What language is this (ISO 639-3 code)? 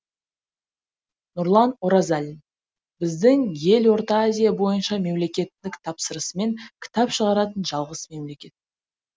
kaz